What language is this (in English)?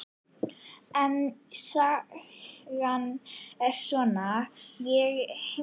Icelandic